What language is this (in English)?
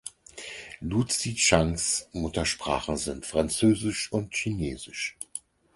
German